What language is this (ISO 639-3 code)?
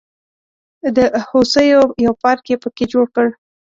pus